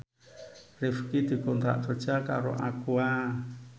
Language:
Javanese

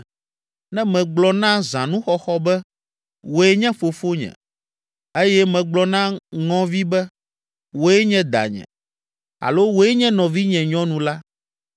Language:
Ewe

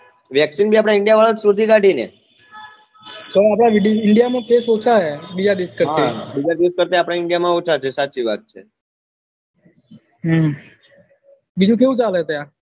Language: Gujarati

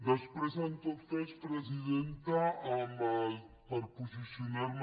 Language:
Catalan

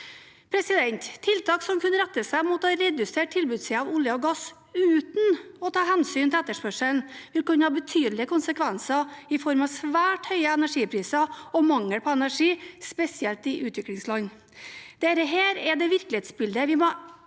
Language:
Norwegian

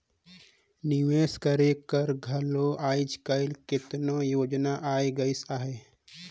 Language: Chhattisgarhi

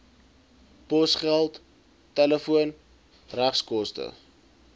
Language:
Afrikaans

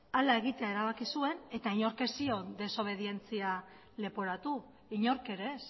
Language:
Basque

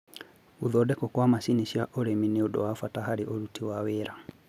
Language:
Kikuyu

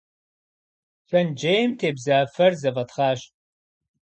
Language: Kabardian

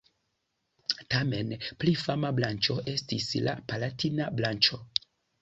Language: Esperanto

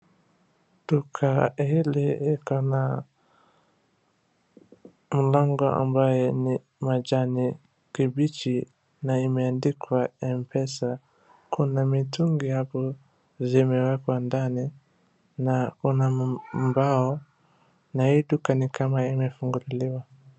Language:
Swahili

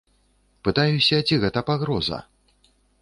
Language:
Belarusian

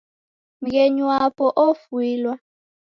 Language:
Taita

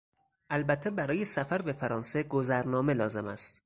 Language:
Persian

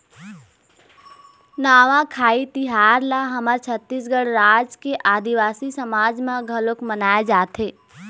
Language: Chhattisgarhi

